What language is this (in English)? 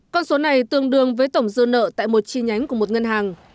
Vietnamese